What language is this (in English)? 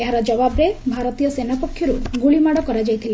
Odia